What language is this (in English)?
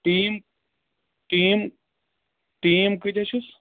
Kashmiri